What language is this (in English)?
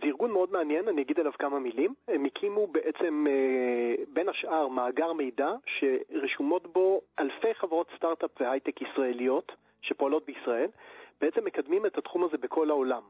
Hebrew